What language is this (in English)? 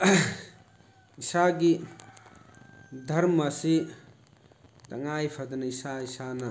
Manipuri